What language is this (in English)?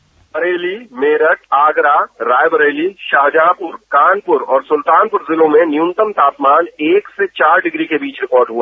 Hindi